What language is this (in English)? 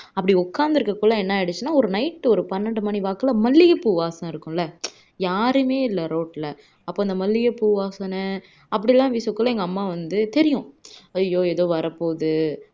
Tamil